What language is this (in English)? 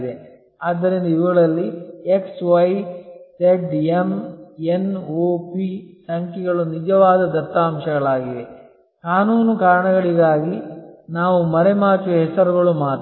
Kannada